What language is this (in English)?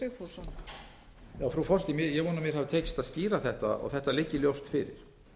Icelandic